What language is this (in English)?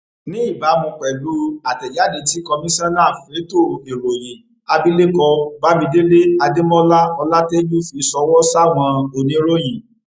Yoruba